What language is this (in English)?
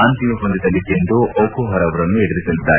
Kannada